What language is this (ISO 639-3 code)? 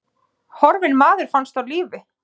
isl